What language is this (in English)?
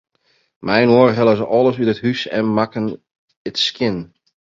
Western Frisian